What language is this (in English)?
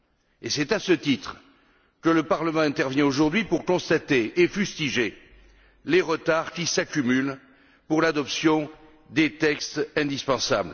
French